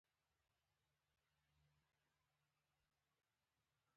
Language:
Pashto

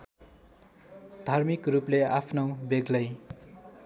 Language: Nepali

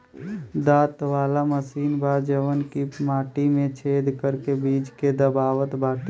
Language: Bhojpuri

